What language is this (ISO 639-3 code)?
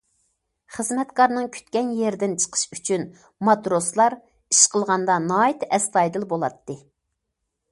uig